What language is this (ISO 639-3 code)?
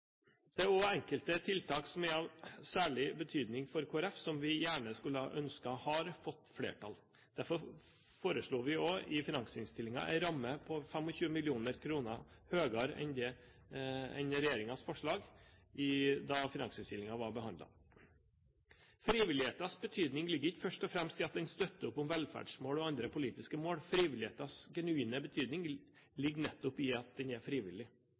nob